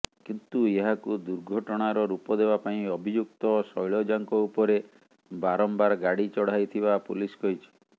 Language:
Odia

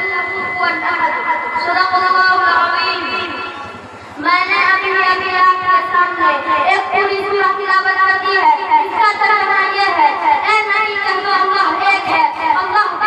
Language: Indonesian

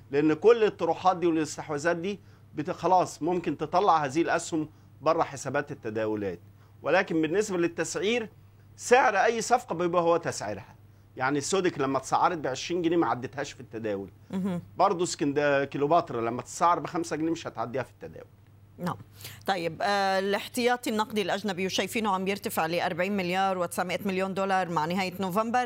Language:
Arabic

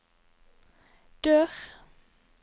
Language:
Norwegian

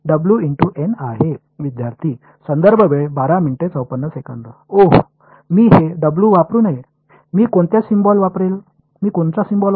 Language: Marathi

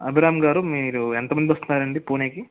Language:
Telugu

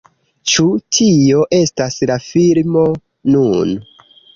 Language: Esperanto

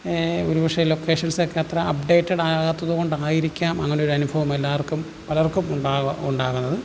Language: Malayalam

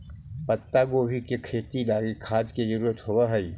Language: Magahi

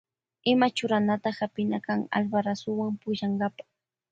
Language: Loja Highland Quichua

